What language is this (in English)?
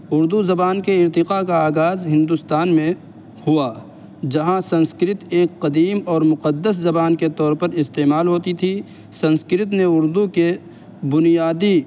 Urdu